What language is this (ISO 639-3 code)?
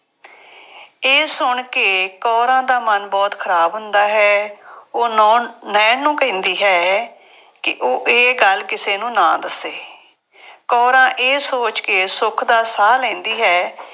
pan